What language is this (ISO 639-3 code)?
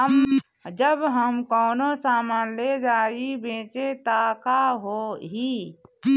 bho